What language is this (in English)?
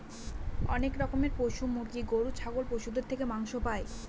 Bangla